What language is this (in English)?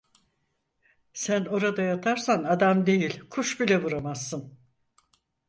Turkish